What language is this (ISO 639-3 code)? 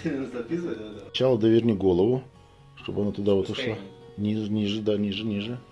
rus